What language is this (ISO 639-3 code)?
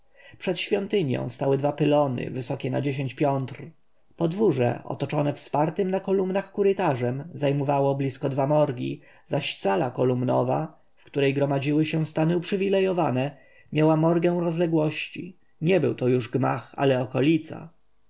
pol